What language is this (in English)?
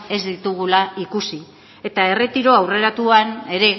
Basque